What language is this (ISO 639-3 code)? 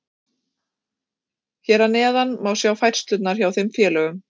isl